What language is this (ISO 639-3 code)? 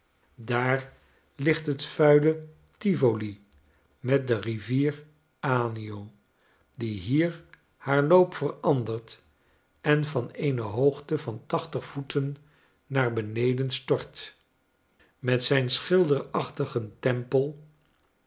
nld